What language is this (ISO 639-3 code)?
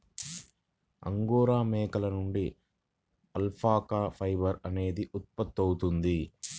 tel